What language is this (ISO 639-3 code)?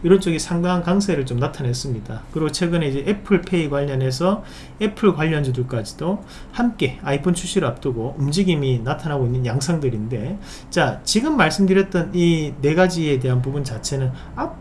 kor